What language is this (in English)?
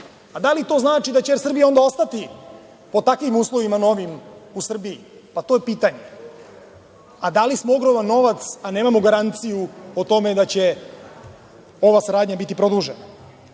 Serbian